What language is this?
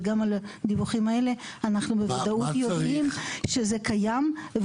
Hebrew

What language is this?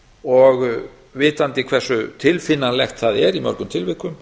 Icelandic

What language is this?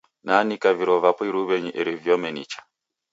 Taita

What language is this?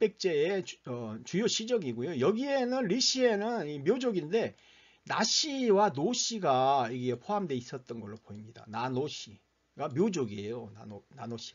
Korean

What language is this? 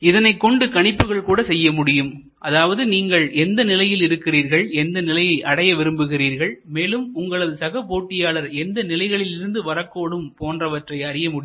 Tamil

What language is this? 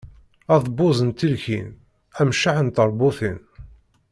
Kabyle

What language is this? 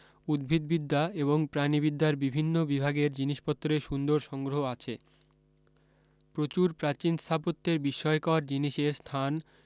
Bangla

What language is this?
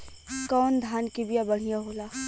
Bhojpuri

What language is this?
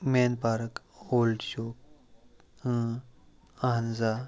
Kashmiri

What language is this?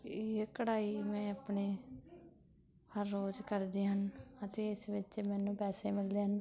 Punjabi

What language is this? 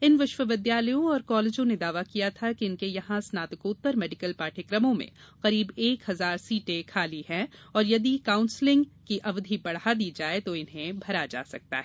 Hindi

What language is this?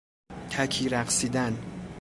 Persian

